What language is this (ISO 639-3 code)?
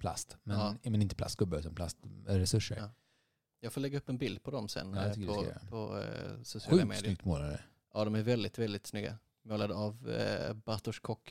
swe